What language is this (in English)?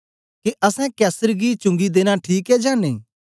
Dogri